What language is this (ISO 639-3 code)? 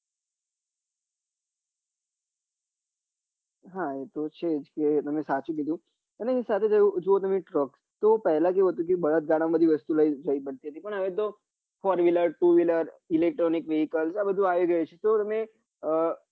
guj